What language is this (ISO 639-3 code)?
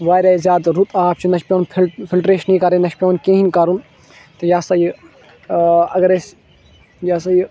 kas